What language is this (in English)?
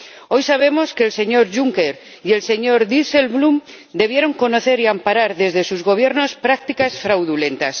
Spanish